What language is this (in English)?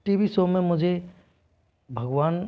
Hindi